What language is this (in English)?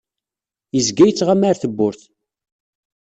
Kabyle